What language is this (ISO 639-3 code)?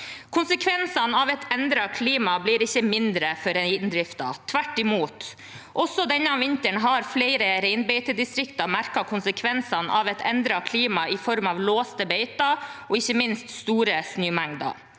nor